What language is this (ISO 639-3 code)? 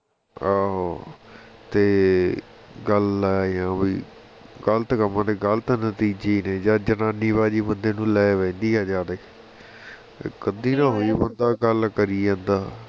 pan